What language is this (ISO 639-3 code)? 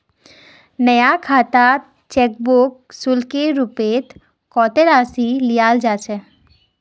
mag